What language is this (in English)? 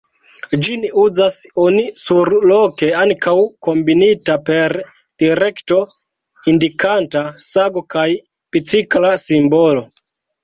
Esperanto